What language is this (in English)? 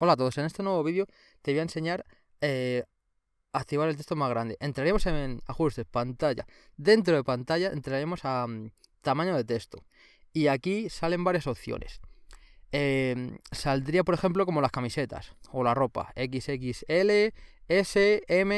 Spanish